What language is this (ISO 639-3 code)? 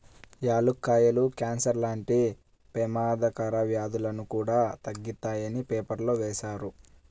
tel